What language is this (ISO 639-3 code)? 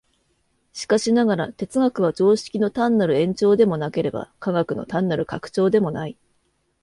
jpn